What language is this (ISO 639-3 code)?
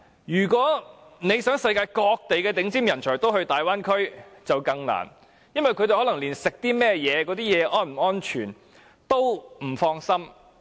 yue